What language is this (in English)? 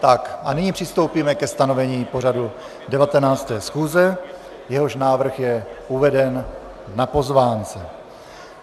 Czech